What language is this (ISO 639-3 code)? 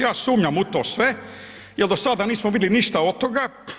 hrv